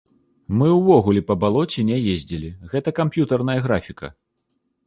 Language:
Belarusian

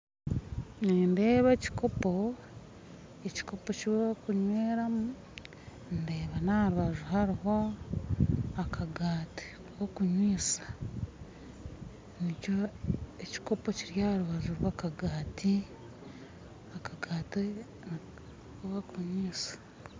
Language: Nyankole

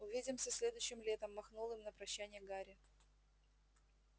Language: Russian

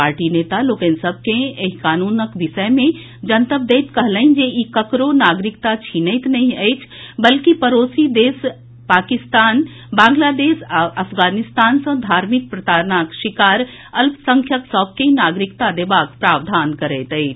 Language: Maithili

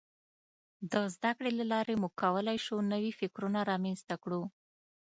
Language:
Pashto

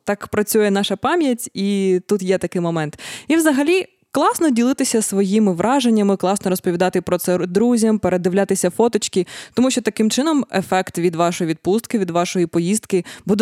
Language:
Ukrainian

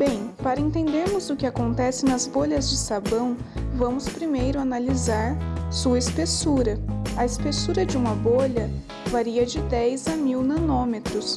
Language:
Portuguese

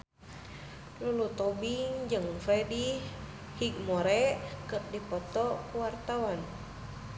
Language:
Sundanese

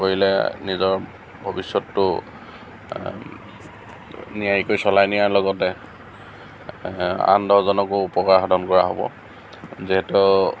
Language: Assamese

